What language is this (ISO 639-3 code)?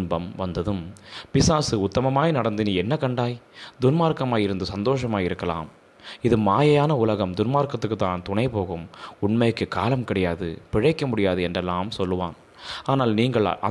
tam